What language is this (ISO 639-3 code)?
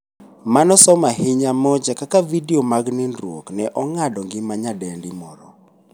luo